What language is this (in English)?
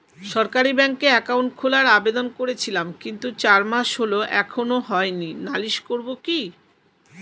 Bangla